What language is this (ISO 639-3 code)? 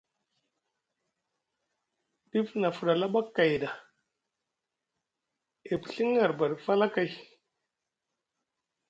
mug